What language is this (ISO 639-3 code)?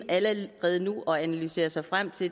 dan